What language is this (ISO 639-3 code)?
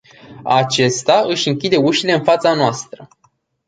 ron